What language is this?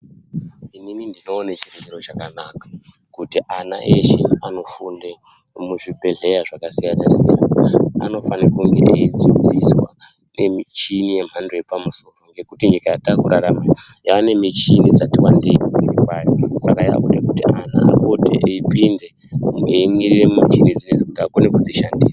Ndau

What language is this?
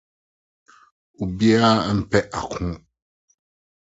Akan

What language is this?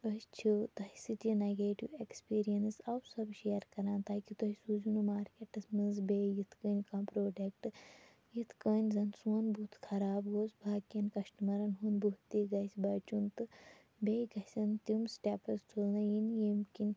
Kashmiri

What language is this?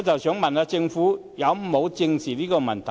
Cantonese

